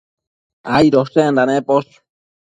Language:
Matsés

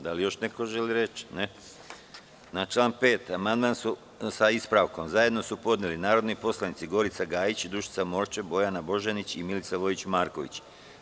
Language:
Serbian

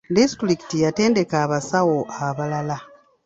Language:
Ganda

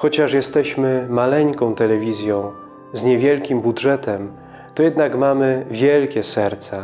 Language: Polish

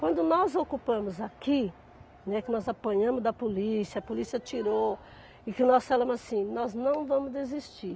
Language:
Portuguese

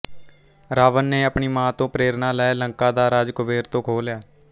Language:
Punjabi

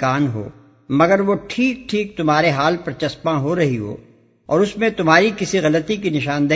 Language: Urdu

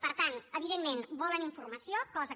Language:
Catalan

